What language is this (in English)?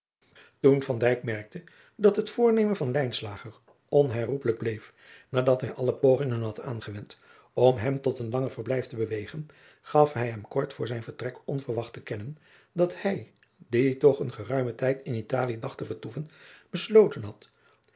Dutch